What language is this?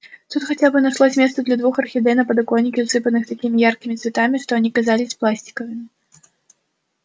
Russian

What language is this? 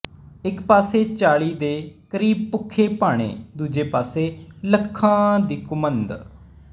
Punjabi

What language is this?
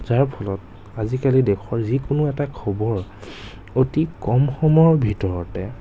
Assamese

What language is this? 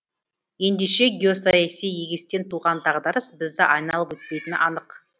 Kazakh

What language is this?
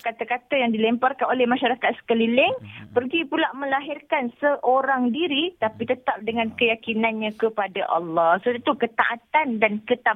Malay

